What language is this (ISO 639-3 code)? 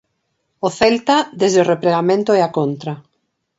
glg